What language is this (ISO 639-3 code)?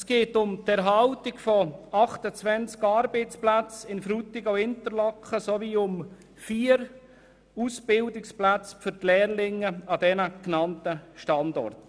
gsw